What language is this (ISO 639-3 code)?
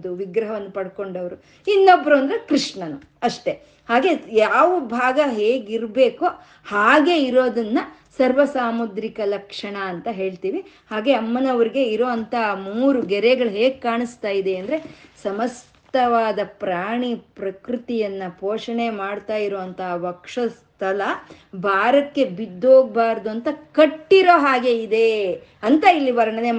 kan